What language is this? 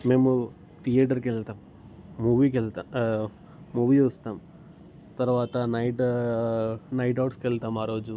Telugu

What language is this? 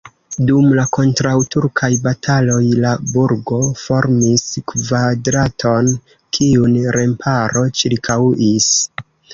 Esperanto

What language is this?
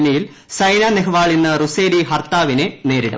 Malayalam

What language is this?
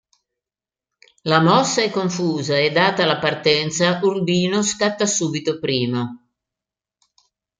Italian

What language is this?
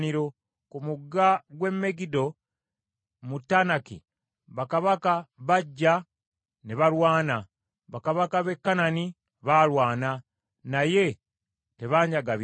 Ganda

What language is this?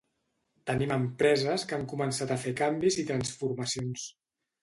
Catalan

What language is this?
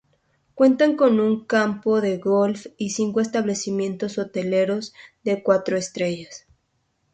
Spanish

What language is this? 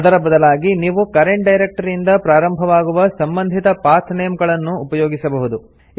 Kannada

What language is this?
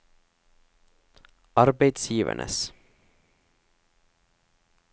Norwegian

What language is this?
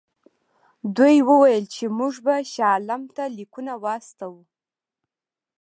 Pashto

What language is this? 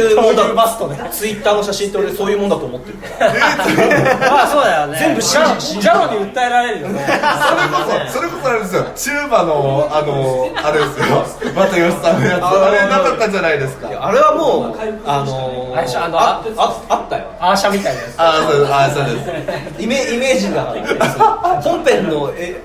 Japanese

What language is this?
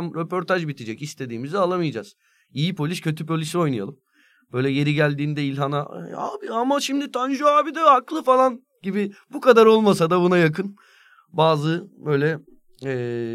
Turkish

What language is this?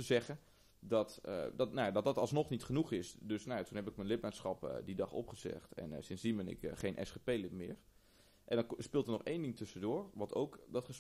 Dutch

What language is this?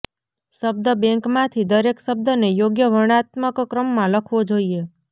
Gujarati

